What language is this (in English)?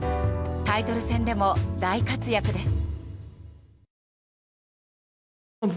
Japanese